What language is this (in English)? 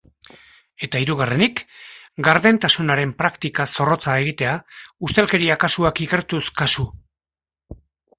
Basque